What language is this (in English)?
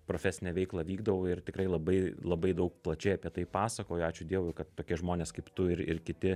Lithuanian